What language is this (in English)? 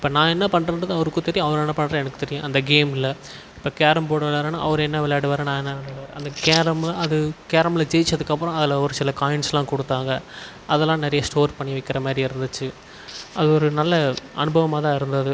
Tamil